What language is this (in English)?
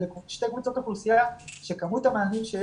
Hebrew